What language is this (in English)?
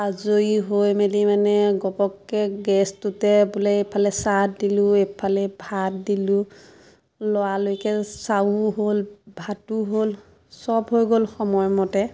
Assamese